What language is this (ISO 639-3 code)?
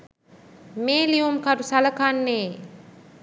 sin